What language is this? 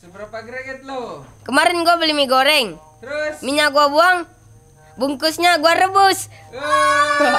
Indonesian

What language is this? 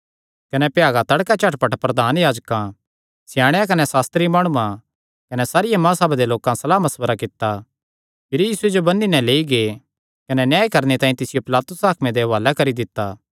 Kangri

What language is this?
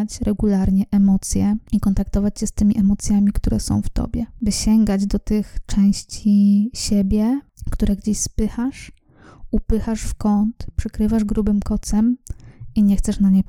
Polish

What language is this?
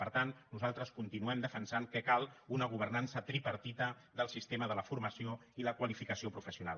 Catalan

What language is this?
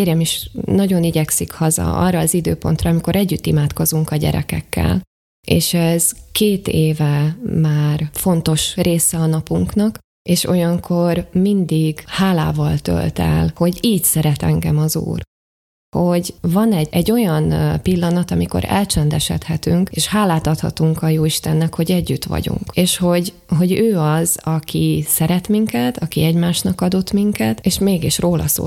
Hungarian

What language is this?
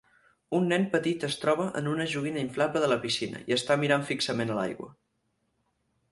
Catalan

